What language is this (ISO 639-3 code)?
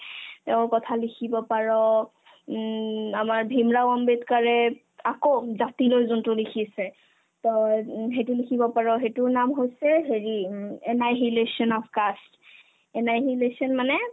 asm